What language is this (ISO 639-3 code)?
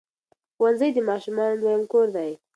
pus